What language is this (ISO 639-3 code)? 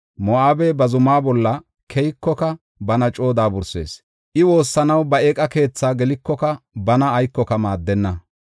gof